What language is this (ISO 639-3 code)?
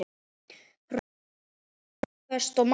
isl